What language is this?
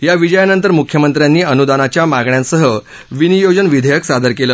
Marathi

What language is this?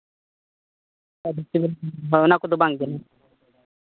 Santali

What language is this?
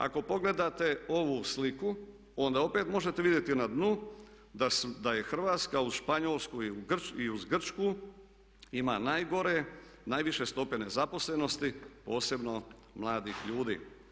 Croatian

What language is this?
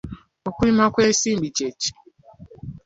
Ganda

